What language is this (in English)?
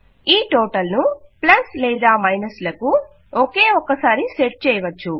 Telugu